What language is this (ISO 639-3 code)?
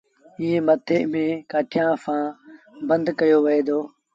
sbn